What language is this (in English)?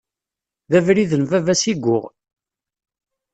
Kabyle